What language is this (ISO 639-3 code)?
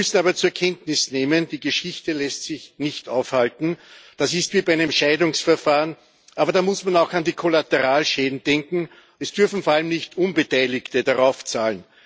deu